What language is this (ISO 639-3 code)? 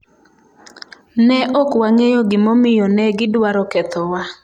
luo